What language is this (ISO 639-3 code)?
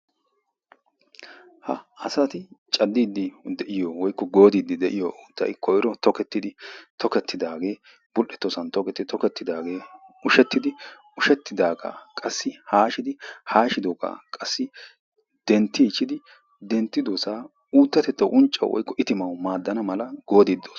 wal